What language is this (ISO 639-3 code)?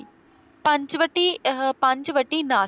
pan